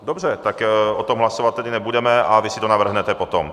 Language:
Czech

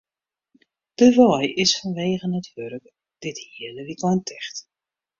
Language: Western Frisian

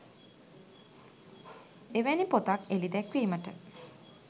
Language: Sinhala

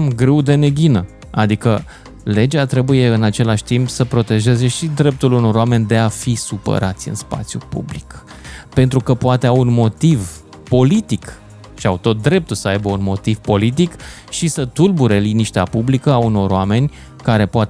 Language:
Romanian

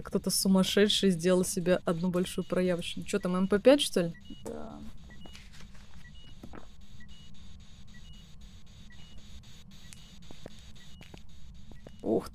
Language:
Russian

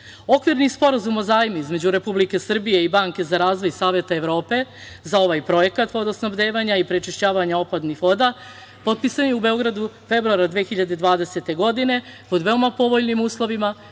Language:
Serbian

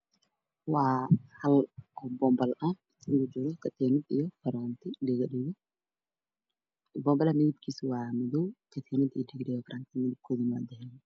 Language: Somali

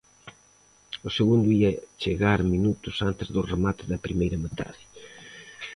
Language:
Galician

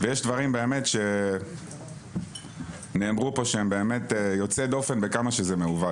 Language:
Hebrew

